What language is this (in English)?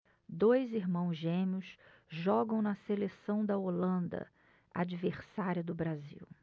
Portuguese